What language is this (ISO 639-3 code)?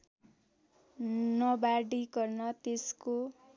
nep